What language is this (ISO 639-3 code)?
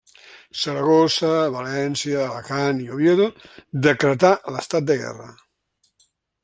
cat